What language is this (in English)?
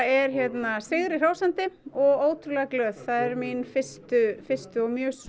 Icelandic